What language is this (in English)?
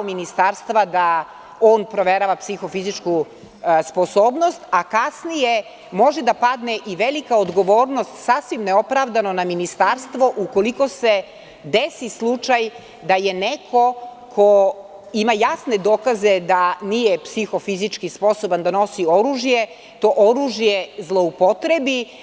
Serbian